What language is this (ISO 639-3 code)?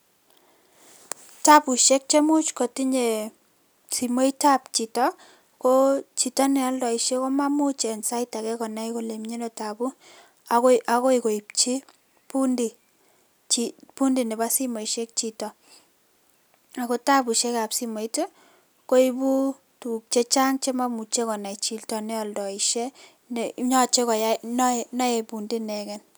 kln